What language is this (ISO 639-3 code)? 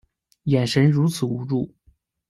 zho